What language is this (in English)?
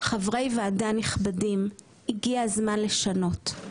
Hebrew